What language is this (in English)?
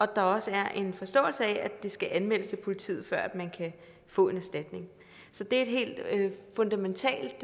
Danish